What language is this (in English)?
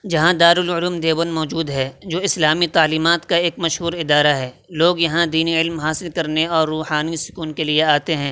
Urdu